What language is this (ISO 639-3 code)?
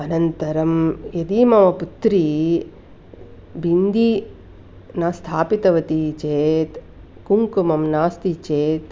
san